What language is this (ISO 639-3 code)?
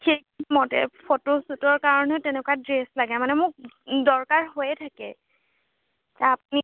asm